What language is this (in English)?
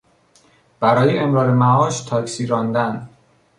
Persian